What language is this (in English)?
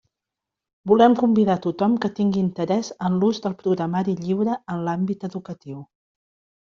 Catalan